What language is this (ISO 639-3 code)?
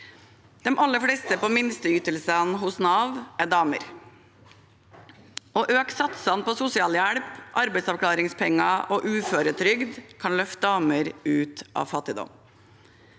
nor